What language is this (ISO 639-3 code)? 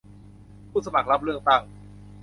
tha